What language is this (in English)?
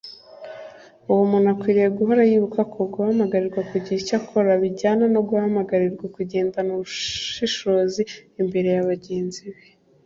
Kinyarwanda